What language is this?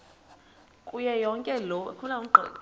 Xhosa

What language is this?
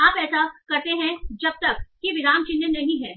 Hindi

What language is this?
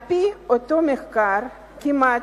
Hebrew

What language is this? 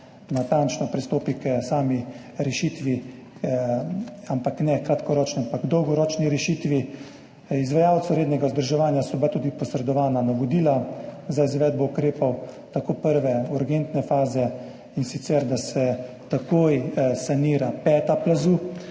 Slovenian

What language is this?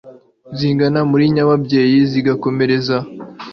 Kinyarwanda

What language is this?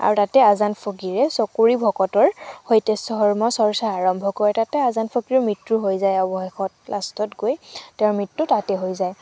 Assamese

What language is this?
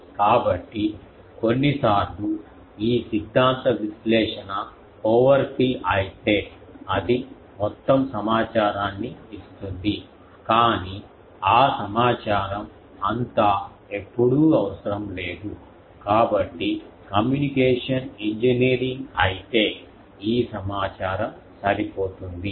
Telugu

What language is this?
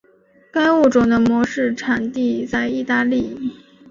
Chinese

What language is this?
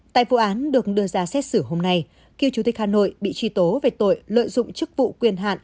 Vietnamese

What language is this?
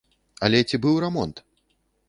Belarusian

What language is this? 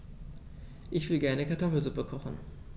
German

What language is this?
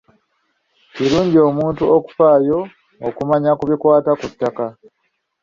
Ganda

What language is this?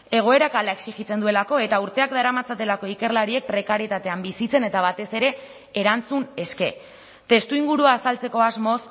Basque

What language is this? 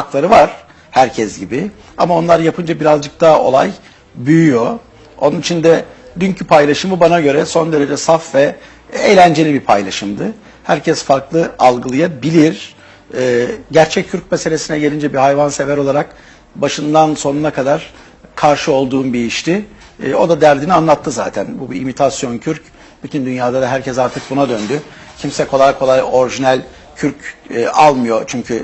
Turkish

